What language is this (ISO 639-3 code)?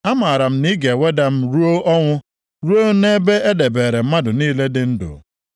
ibo